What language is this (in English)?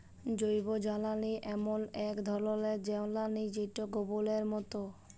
Bangla